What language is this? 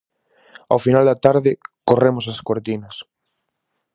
Galician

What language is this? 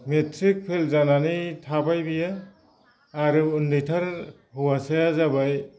Bodo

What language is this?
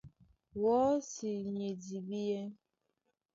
Duala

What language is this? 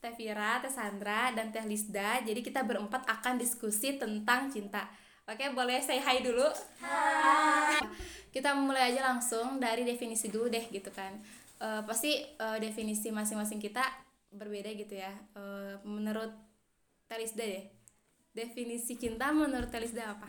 Indonesian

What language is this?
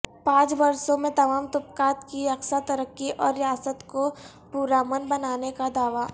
Urdu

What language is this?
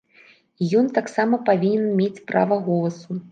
Belarusian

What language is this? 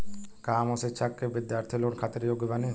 Bhojpuri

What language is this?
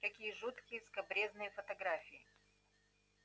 Russian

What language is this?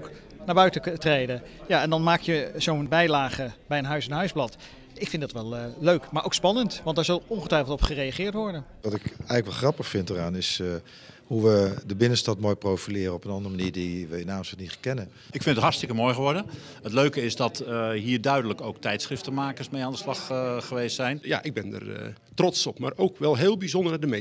Dutch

